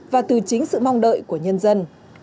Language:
Vietnamese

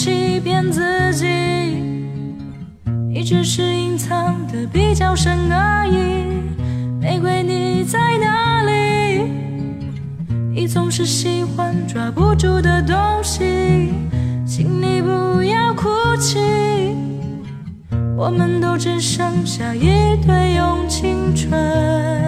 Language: Chinese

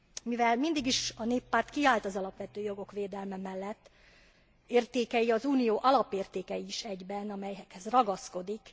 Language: Hungarian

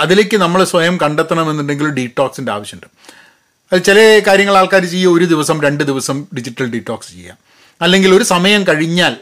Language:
Malayalam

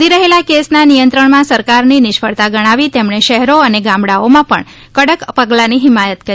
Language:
Gujarati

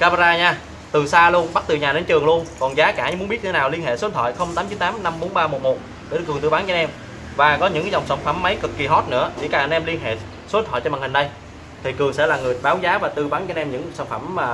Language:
Vietnamese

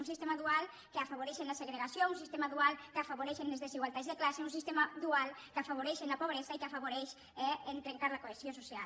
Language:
Catalan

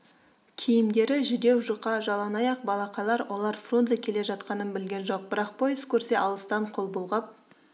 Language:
Kazakh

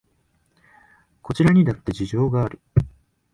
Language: Japanese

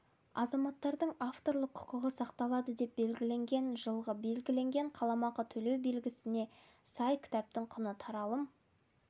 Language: Kazakh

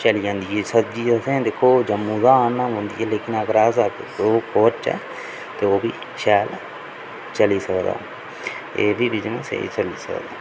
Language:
Dogri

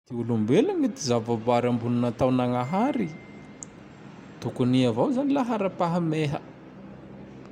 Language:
Tandroy-Mahafaly Malagasy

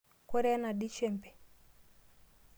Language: Masai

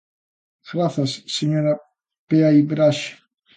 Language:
Galician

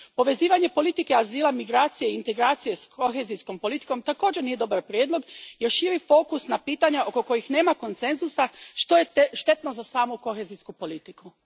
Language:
Croatian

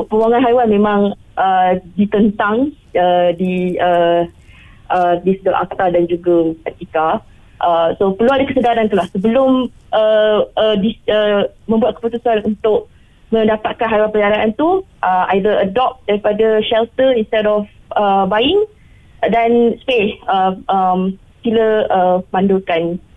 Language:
Malay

